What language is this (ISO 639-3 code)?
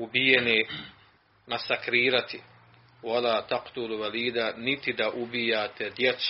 hrv